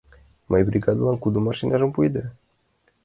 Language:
Mari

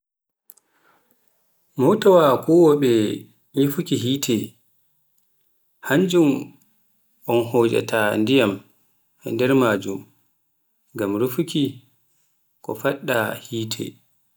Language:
Pular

